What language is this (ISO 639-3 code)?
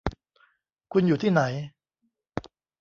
tha